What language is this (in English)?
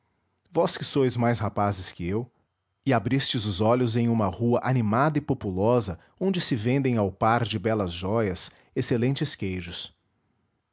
Portuguese